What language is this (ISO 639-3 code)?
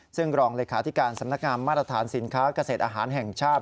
tha